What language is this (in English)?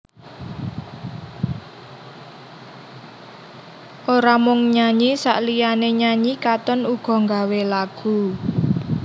Javanese